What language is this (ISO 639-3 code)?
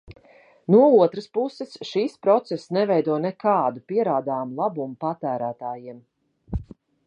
lav